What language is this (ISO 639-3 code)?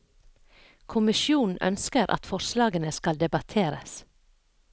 nor